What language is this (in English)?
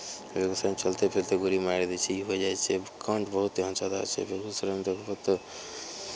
Maithili